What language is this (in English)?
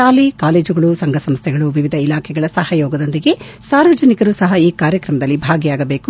Kannada